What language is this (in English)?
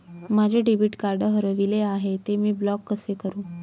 Marathi